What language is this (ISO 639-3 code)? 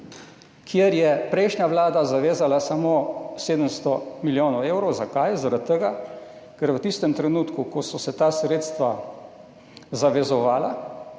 slv